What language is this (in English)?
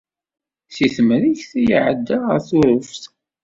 Kabyle